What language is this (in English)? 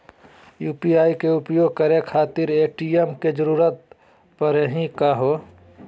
Magahi